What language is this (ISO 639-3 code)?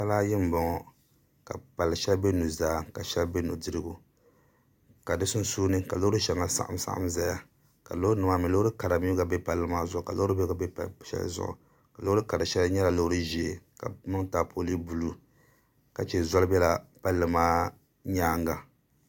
dag